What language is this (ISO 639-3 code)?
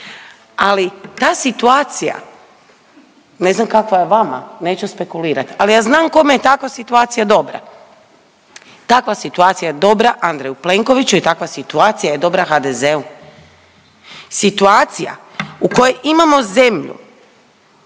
hrv